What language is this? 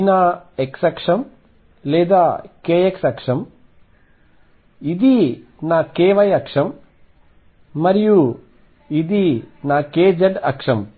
Telugu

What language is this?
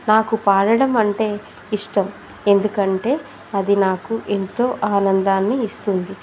Telugu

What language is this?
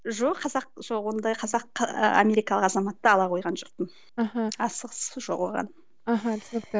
Kazakh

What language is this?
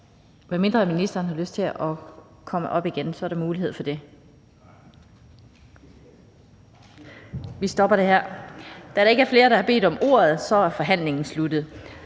Danish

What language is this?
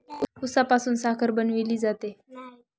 Marathi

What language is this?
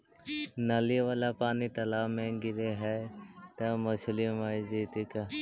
Magahi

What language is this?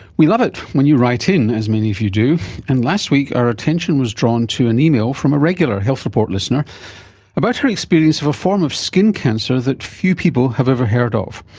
English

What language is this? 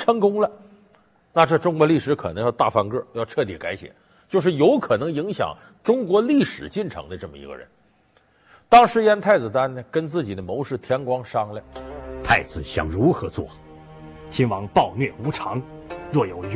Chinese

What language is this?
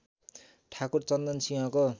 Nepali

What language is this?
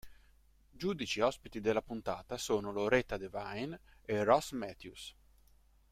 Italian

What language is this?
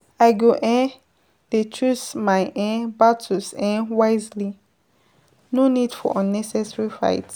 Nigerian Pidgin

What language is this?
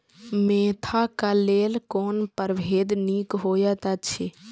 Maithili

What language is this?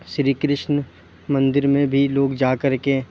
Urdu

